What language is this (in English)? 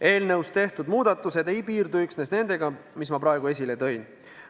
Estonian